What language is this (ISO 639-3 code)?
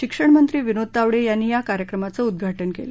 mar